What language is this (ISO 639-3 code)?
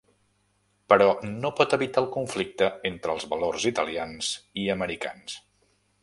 cat